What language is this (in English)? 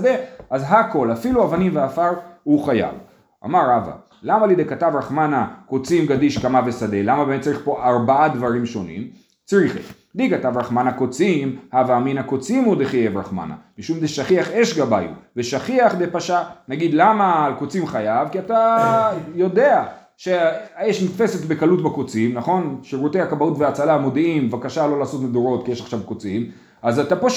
Hebrew